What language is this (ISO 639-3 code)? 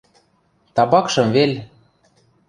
mrj